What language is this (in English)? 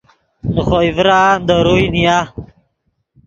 Yidgha